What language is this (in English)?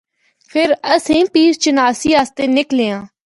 Northern Hindko